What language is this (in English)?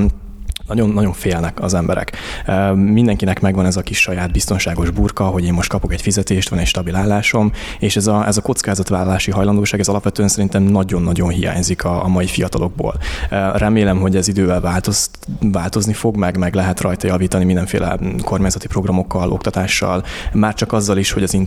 Hungarian